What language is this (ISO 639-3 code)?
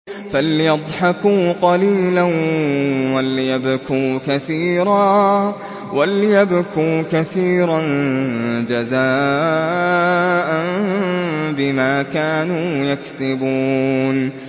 ara